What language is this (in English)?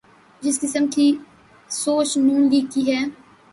Urdu